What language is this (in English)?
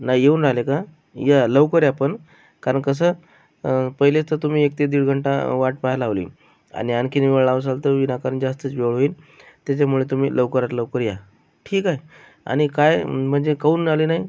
Marathi